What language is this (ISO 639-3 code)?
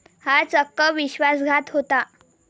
mar